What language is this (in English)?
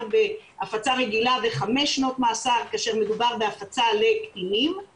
Hebrew